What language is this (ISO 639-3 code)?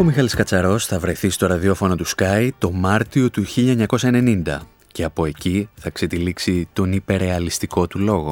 ell